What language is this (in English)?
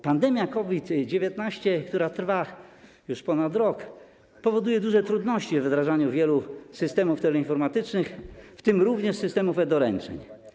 Polish